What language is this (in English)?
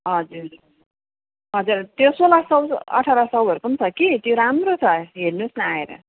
Nepali